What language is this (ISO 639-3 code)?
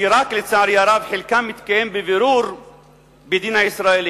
heb